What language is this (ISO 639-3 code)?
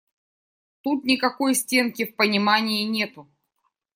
rus